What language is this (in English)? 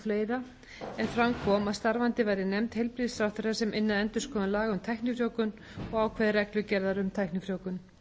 Icelandic